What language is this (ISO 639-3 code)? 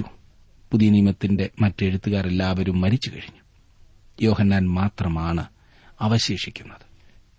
mal